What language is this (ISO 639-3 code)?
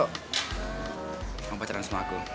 ind